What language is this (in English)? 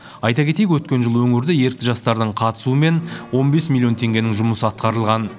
Kazakh